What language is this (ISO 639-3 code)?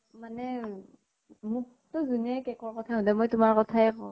asm